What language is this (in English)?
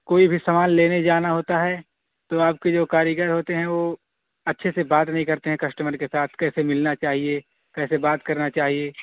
Urdu